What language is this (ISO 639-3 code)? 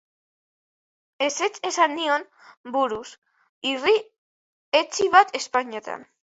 eus